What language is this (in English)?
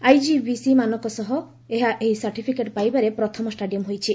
Odia